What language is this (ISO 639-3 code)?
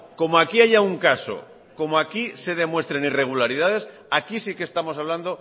spa